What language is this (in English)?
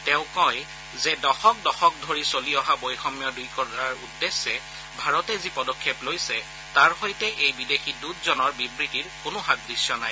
Assamese